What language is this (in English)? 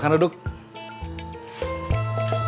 Indonesian